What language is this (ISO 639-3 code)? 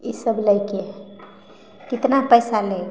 mai